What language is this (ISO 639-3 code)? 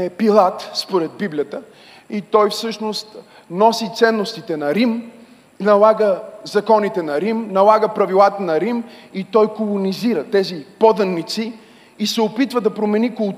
bul